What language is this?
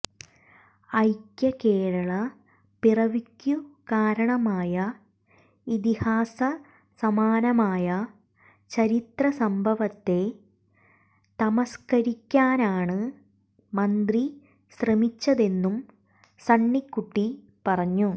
Malayalam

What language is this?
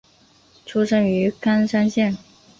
Chinese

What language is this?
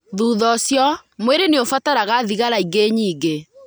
Kikuyu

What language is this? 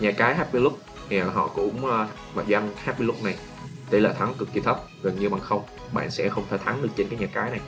Vietnamese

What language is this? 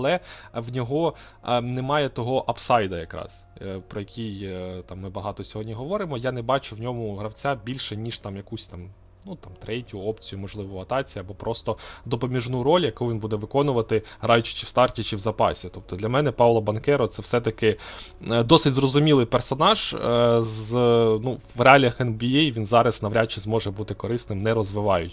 Ukrainian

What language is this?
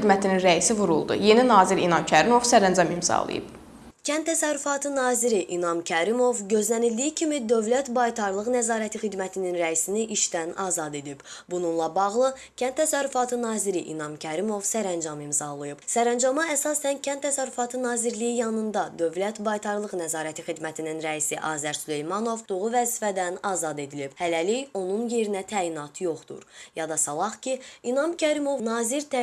Azerbaijani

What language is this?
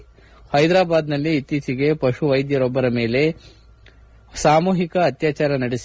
Kannada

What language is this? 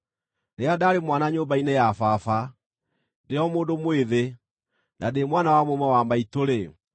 Kikuyu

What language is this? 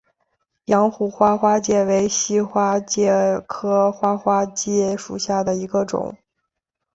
Chinese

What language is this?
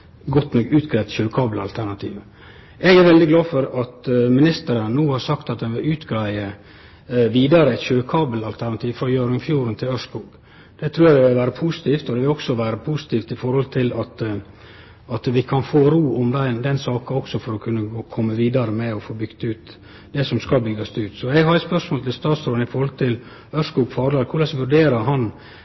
Norwegian Nynorsk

